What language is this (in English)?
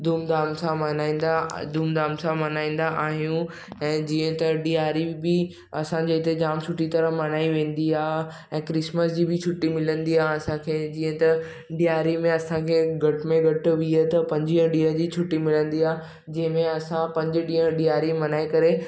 Sindhi